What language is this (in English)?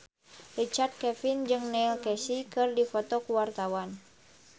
Sundanese